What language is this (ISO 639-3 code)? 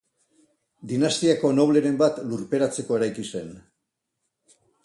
eus